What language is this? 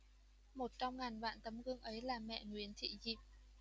Vietnamese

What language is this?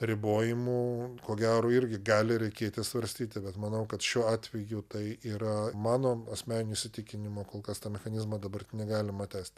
Lithuanian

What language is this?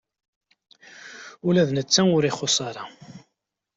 Kabyle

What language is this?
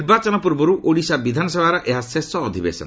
Odia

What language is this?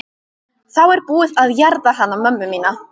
Icelandic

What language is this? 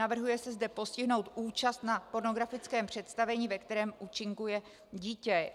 Czech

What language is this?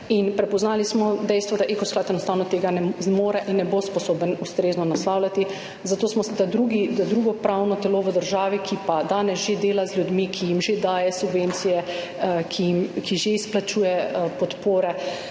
Slovenian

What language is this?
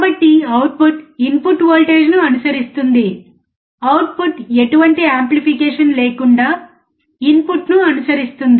Telugu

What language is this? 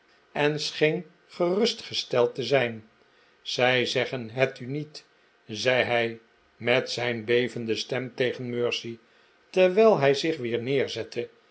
Dutch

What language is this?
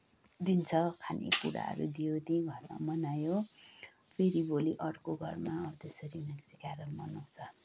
Nepali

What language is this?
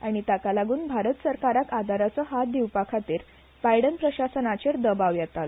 Konkani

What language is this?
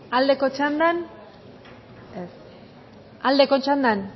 Basque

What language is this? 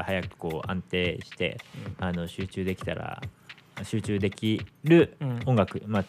Japanese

